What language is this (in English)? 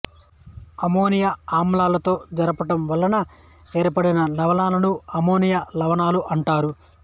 Telugu